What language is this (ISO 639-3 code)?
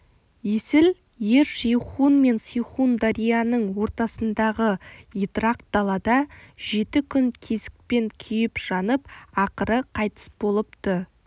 kaz